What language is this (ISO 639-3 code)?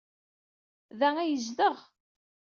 kab